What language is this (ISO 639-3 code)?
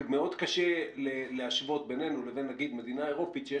heb